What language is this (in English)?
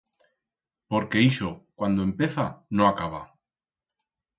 Aragonese